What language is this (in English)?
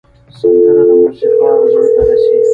Pashto